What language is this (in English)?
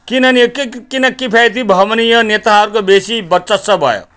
Nepali